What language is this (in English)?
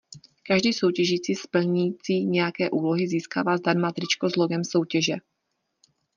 Czech